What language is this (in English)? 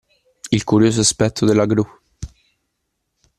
Italian